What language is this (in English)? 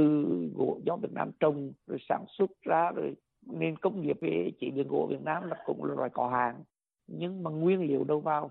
Vietnamese